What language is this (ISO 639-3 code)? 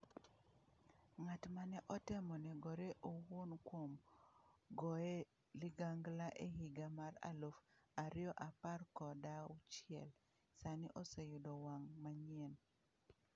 luo